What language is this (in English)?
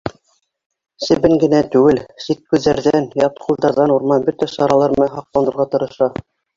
Bashkir